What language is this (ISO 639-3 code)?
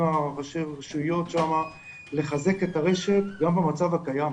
heb